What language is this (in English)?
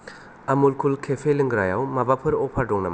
Bodo